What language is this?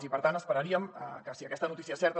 Catalan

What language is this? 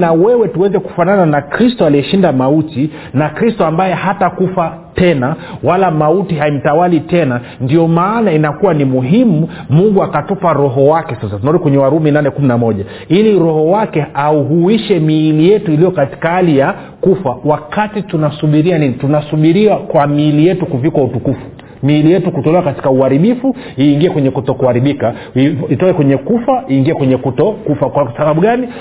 Swahili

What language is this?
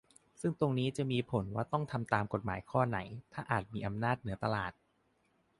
Thai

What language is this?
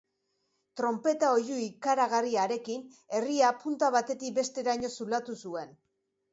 Basque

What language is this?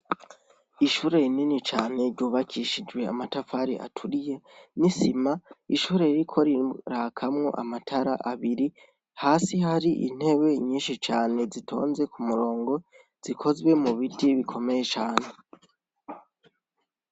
Rundi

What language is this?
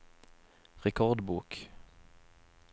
Norwegian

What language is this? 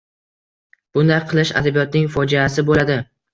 Uzbek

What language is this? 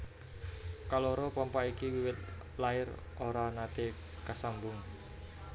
Javanese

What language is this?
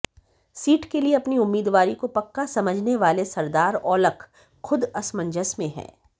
Hindi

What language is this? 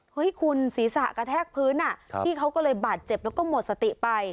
Thai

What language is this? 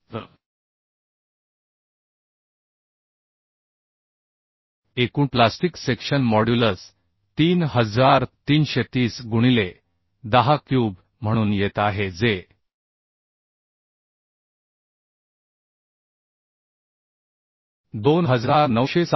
Marathi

